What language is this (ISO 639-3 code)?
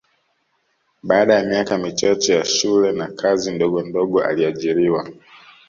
swa